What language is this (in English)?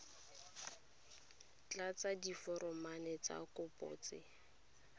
Tswana